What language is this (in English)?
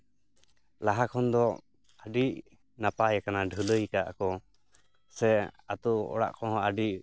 Santali